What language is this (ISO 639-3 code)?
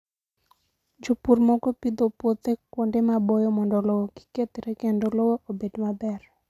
luo